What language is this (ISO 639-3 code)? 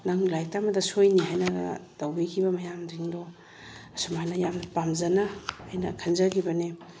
mni